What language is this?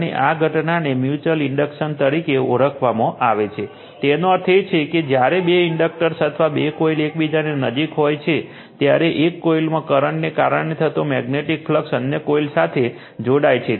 Gujarati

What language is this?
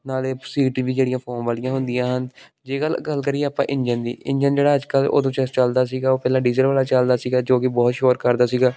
Punjabi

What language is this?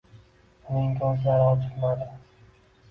Uzbek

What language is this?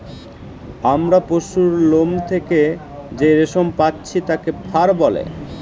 Bangla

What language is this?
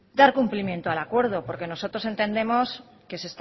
Spanish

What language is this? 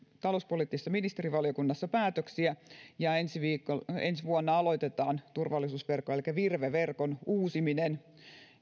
Finnish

